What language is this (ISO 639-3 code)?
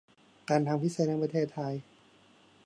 tha